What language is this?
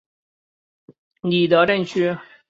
Chinese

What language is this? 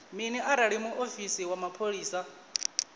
Venda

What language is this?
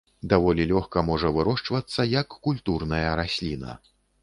Belarusian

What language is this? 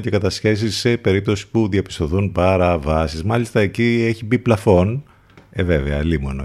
Greek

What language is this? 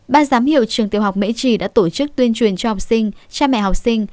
Vietnamese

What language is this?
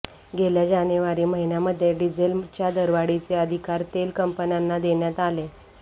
Marathi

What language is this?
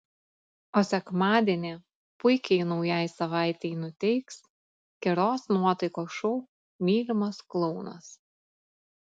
Lithuanian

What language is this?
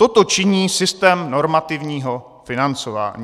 Czech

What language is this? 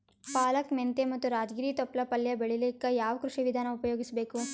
Kannada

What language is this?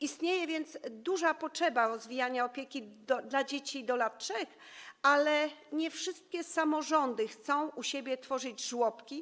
Polish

